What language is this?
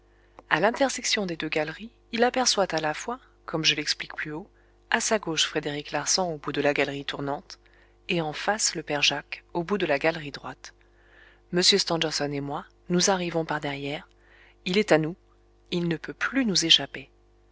French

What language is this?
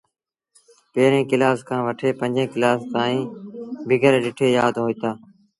Sindhi Bhil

